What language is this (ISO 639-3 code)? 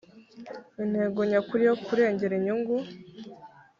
kin